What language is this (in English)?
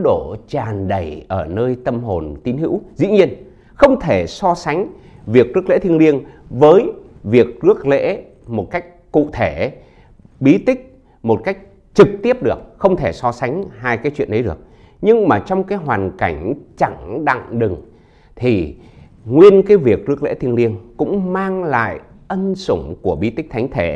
Vietnamese